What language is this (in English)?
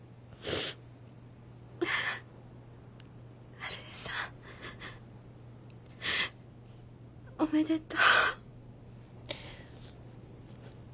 Japanese